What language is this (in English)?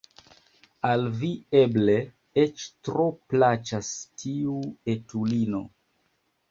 Esperanto